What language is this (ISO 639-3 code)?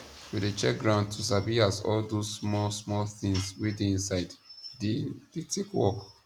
pcm